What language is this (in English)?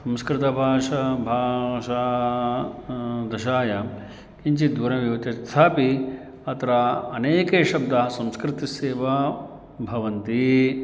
Sanskrit